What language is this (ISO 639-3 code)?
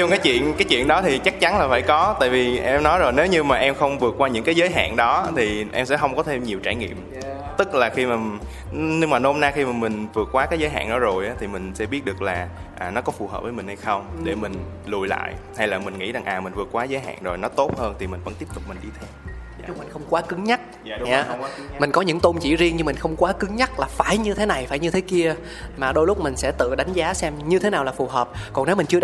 vie